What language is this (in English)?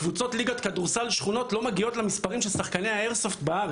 Hebrew